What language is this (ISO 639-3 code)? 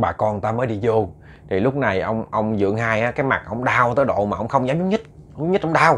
vie